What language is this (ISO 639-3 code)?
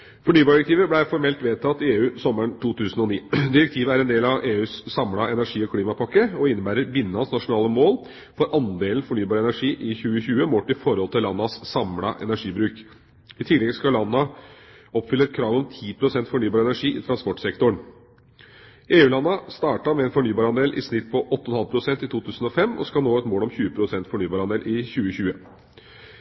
nob